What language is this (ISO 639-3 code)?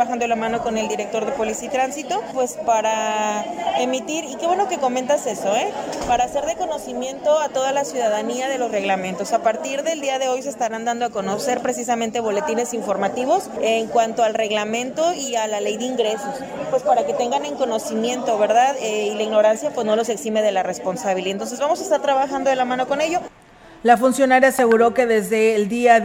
spa